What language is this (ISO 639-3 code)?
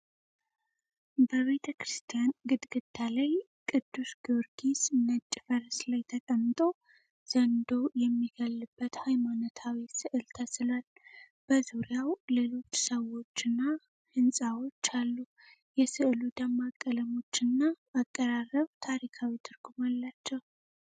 amh